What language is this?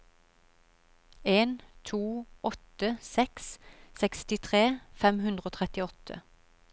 Norwegian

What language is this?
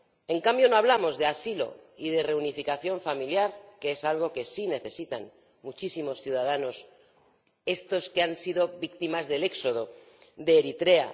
Spanish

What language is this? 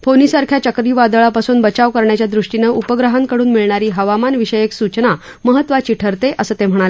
Marathi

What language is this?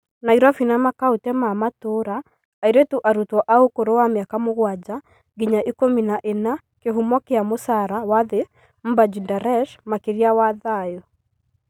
Kikuyu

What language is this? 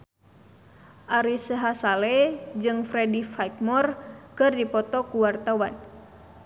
Sundanese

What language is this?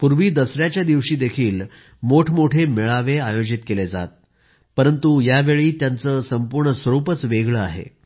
Marathi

